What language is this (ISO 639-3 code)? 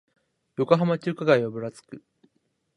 jpn